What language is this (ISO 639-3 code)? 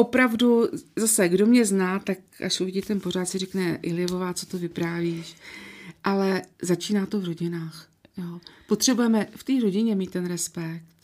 ces